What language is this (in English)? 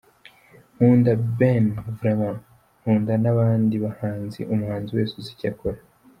Kinyarwanda